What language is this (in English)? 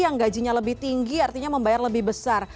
Indonesian